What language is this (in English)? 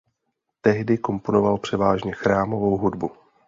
Czech